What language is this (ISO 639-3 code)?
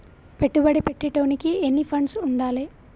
tel